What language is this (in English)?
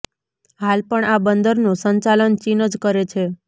Gujarati